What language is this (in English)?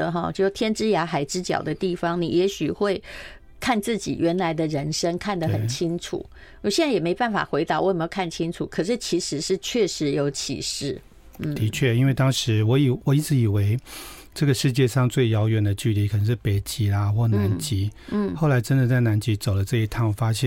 Chinese